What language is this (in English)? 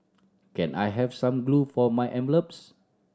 English